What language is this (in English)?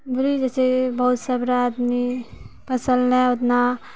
Maithili